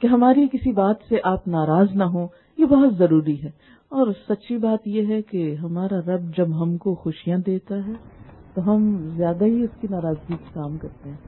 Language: Urdu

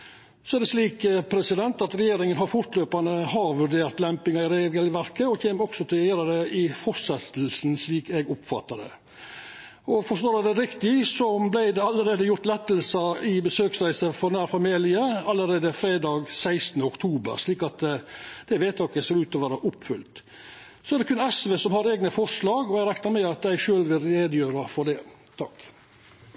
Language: Norwegian Nynorsk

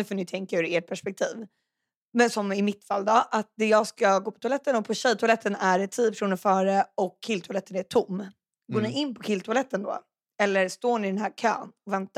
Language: Swedish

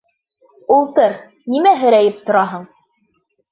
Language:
Bashkir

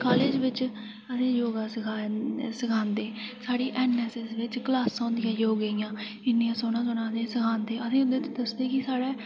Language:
Dogri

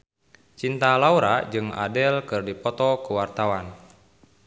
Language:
Sundanese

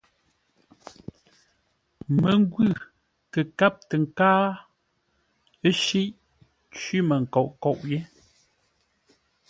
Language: Ngombale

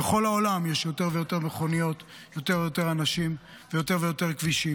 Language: Hebrew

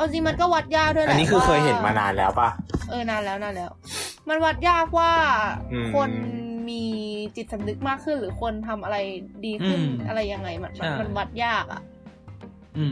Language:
Thai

